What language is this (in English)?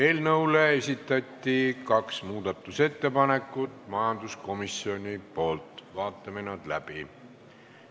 Estonian